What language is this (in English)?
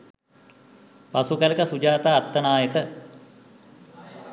Sinhala